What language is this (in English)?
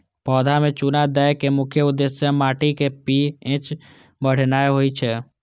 Maithili